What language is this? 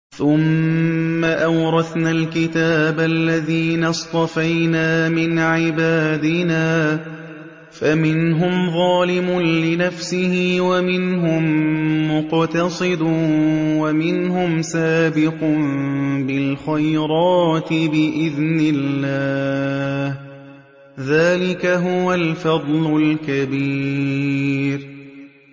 Arabic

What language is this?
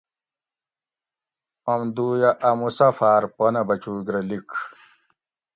Gawri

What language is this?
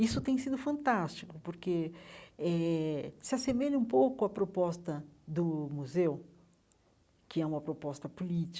Portuguese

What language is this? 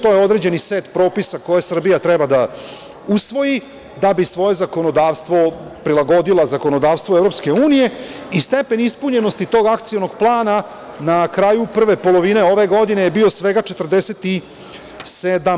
Serbian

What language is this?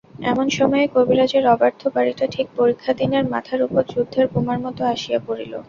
Bangla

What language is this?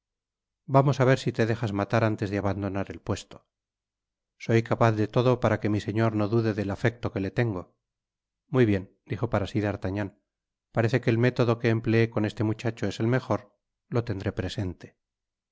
Spanish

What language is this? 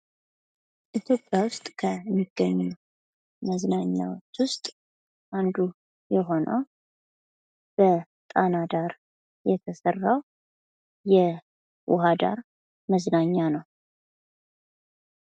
Amharic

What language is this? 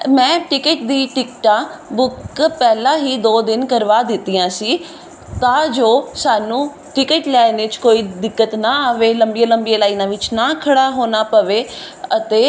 Punjabi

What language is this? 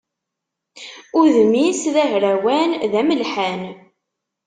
Kabyle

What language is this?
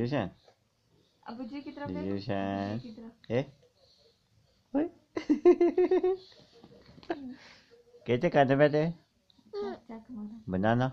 Dutch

